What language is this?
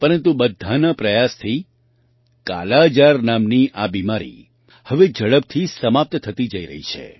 Gujarati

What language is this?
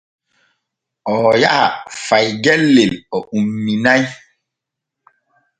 Borgu Fulfulde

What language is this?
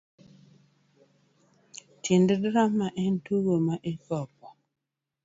Luo (Kenya and Tanzania)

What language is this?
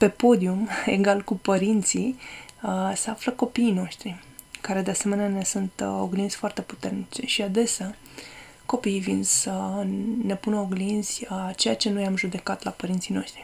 Romanian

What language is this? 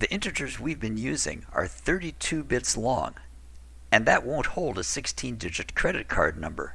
English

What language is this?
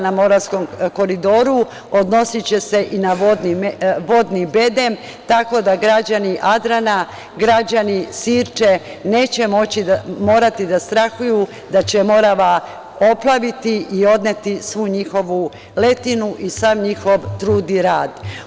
Serbian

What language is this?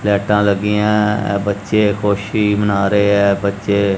Punjabi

